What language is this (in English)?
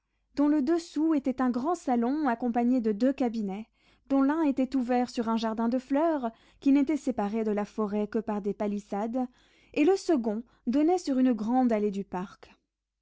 French